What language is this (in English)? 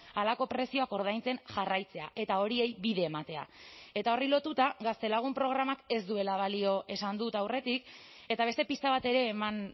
Basque